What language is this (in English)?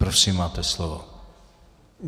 Czech